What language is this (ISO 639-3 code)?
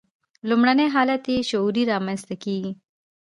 pus